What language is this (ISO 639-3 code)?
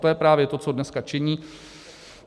ces